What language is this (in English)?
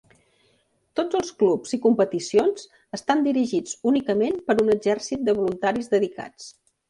Catalan